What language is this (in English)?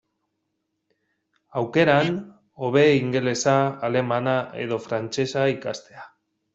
Basque